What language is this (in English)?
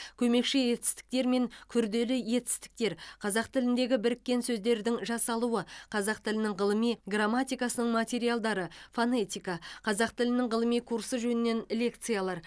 Kazakh